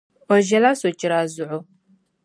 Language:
Dagbani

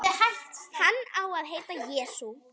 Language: Icelandic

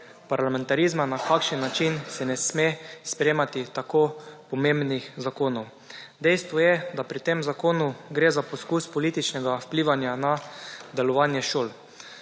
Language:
Slovenian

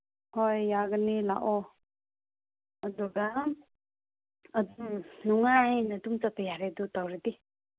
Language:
Manipuri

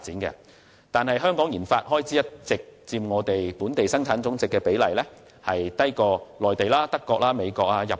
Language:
Cantonese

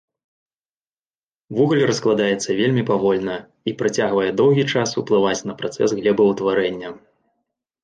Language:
Belarusian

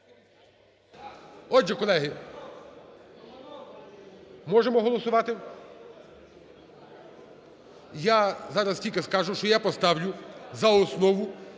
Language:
Ukrainian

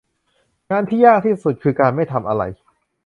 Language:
Thai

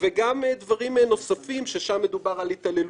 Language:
Hebrew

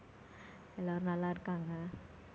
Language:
Tamil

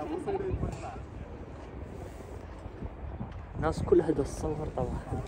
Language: Arabic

